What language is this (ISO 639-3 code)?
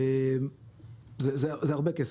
heb